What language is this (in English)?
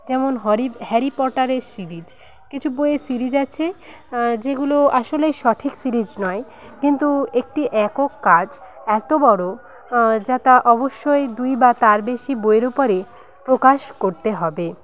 Bangla